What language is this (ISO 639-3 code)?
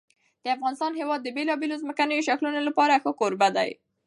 pus